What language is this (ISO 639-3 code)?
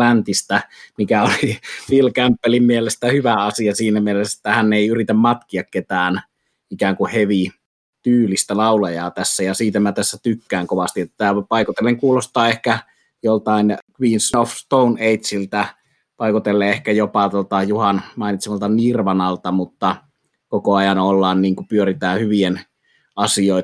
fin